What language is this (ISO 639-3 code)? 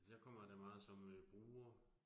dan